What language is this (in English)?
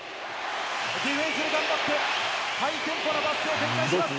Japanese